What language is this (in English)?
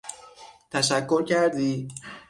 Persian